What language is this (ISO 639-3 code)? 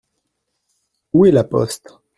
fra